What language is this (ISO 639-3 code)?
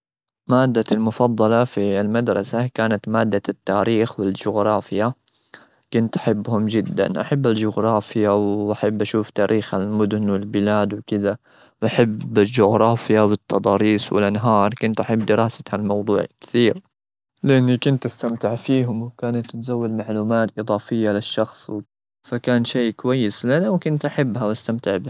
afb